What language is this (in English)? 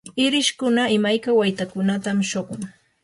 Yanahuanca Pasco Quechua